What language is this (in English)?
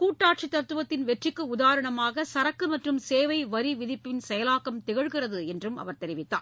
Tamil